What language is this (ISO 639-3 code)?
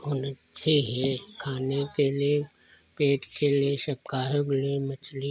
hin